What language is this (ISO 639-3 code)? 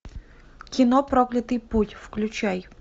rus